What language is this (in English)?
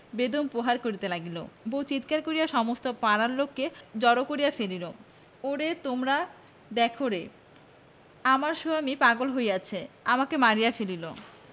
Bangla